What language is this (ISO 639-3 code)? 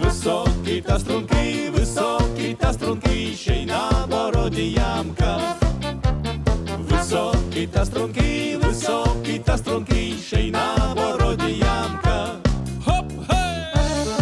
ukr